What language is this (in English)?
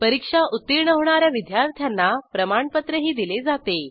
Marathi